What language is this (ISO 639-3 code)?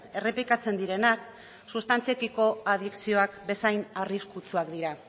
eus